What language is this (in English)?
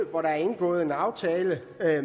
Danish